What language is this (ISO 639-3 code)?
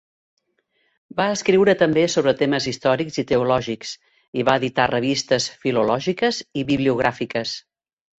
cat